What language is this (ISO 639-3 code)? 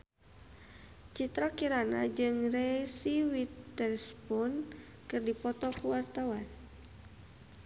sun